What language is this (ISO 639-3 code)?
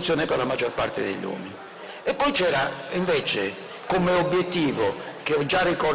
ita